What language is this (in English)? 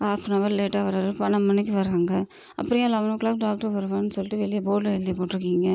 Tamil